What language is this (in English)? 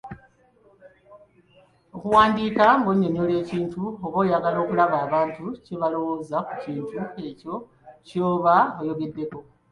Ganda